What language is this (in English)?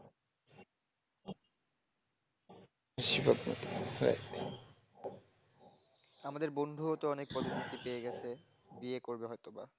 Bangla